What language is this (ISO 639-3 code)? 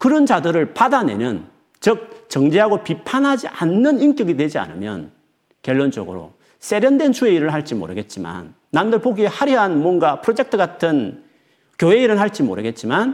kor